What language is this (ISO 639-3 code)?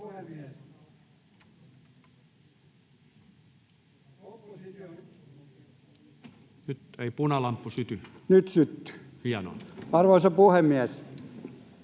fin